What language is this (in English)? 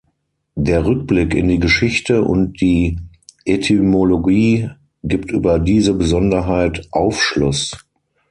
German